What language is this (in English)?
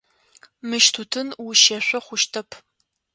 Adyghe